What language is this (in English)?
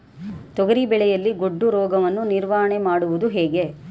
Kannada